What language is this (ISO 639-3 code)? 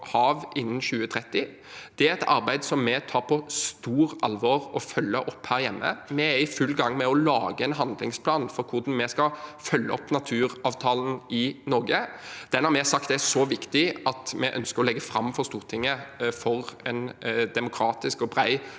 nor